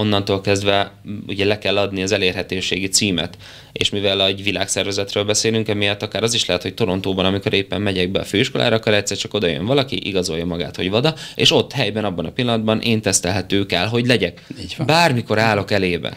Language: Hungarian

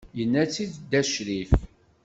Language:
Kabyle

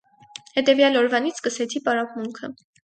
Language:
Armenian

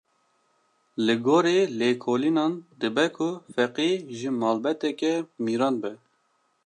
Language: Kurdish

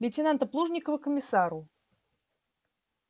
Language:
Russian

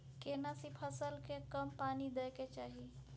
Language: Maithili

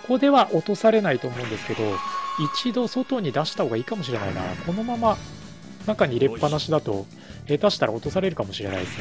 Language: Japanese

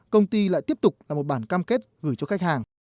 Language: Vietnamese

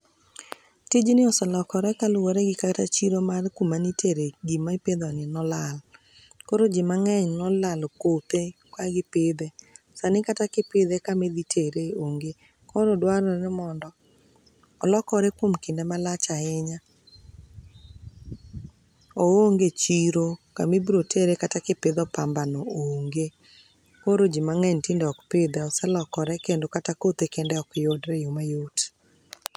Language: Luo (Kenya and Tanzania)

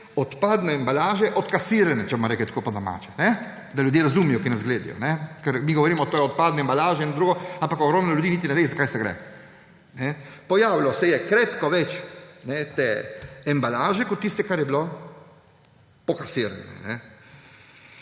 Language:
Slovenian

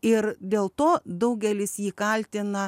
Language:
Lithuanian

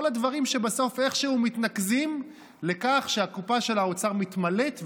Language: Hebrew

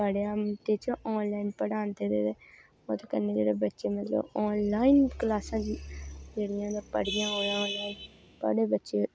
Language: Dogri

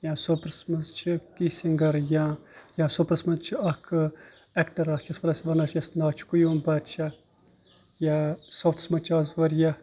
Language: Kashmiri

